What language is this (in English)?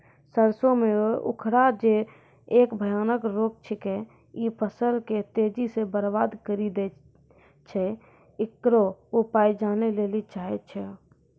Maithili